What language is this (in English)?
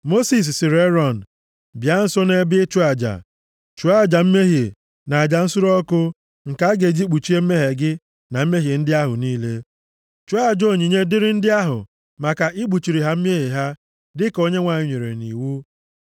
Igbo